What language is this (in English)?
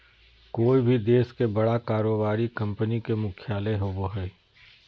Magahi